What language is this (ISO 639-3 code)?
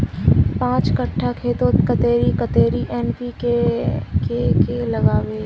mag